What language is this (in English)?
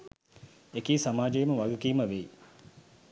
Sinhala